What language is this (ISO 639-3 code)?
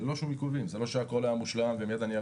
heb